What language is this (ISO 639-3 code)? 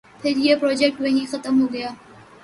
urd